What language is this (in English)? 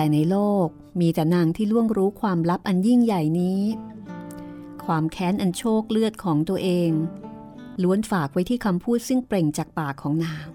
Thai